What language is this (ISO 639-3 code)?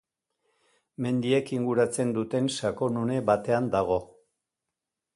eus